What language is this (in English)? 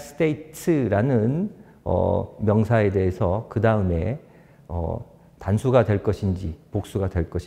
Korean